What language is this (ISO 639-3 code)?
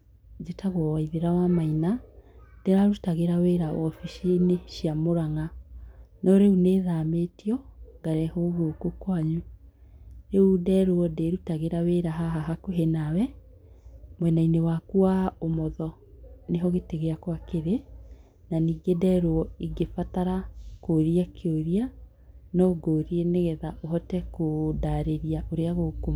kik